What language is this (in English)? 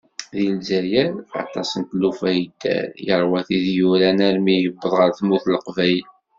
Kabyle